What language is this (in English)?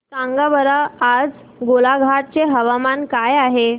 Marathi